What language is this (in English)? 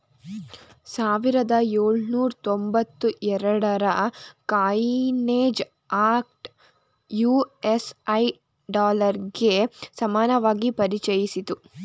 Kannada